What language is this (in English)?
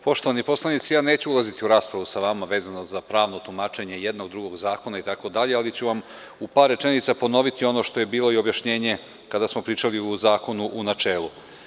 Serbian